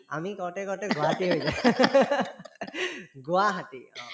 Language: Assamese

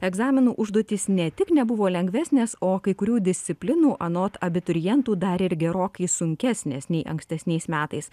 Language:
Lithuanian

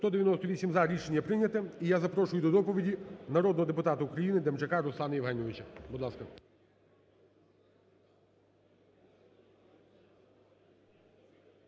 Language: Ukrainian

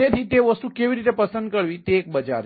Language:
Gujarati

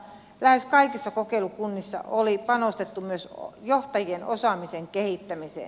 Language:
Finnish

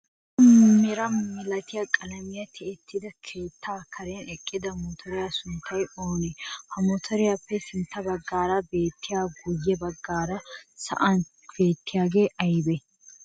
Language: Wolaytta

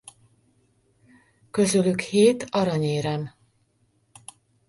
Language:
Hungarian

